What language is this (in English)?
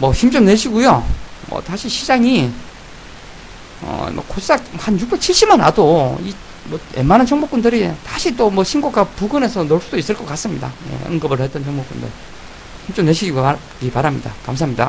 Korean